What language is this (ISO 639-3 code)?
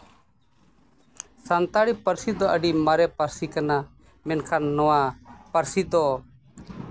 sat